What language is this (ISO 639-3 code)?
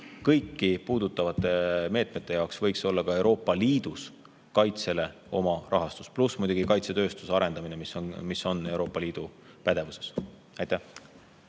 est